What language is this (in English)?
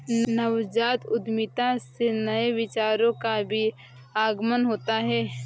Hindi